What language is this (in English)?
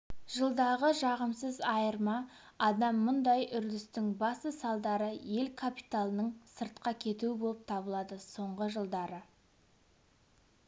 Kazakh